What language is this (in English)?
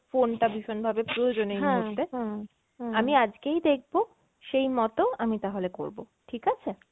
Bangla